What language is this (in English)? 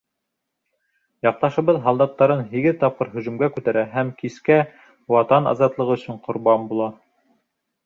Bashkir